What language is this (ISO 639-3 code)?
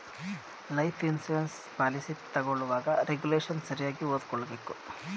kan